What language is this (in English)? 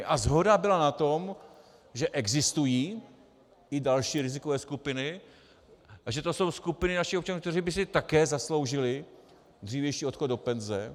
Czech